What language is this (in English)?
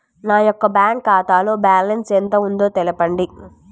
Telugu